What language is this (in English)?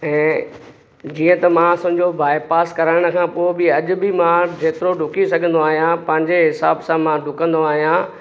Sindhi